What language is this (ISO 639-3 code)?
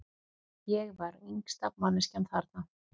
isl